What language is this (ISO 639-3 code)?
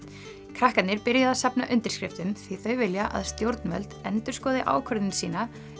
isl